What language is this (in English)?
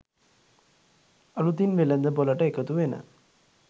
Sinhala